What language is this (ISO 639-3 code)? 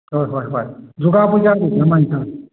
mni